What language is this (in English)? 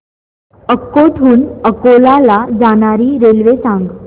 Marathi